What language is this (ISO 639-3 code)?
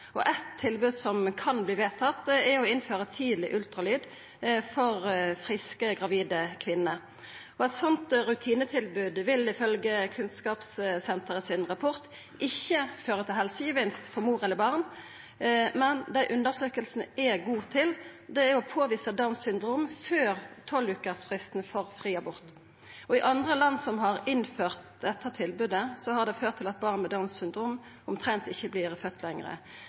nno